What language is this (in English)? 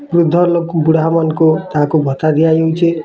Odia